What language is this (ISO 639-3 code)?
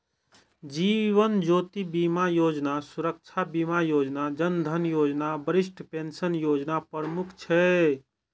mai